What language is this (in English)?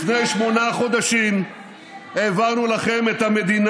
Hebrew